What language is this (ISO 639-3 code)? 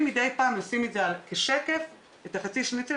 heb